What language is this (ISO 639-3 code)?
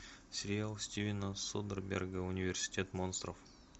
rus